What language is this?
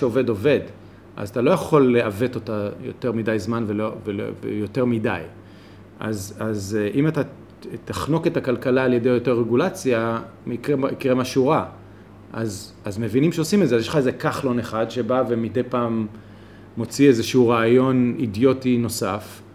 Hebrew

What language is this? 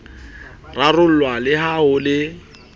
Southern Sotho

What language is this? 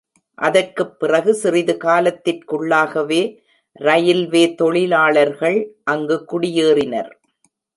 Tamil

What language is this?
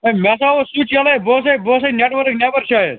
Kashmiri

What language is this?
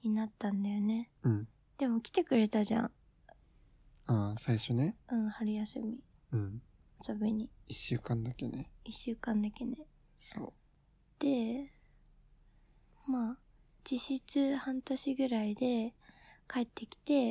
Japanese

